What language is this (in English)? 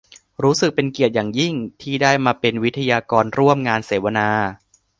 Thai